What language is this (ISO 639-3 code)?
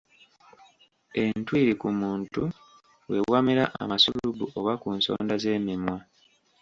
lug